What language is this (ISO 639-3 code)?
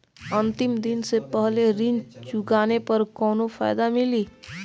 bho